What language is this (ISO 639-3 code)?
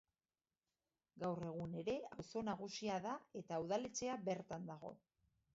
eus